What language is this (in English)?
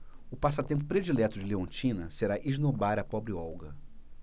Portuguese